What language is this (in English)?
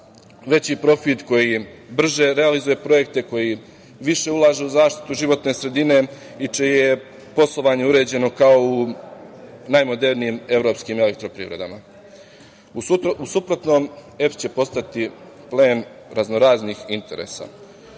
Serbian